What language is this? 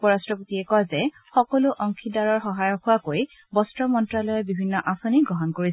Assamese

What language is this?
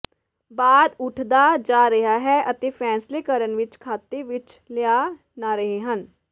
Punjabi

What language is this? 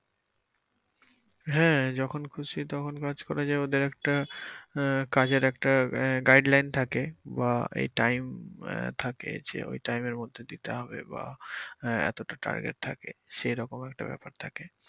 Bangla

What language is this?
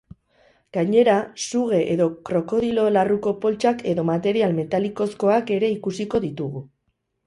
Basque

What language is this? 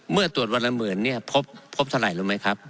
Thai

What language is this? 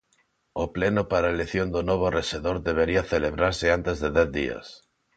Galician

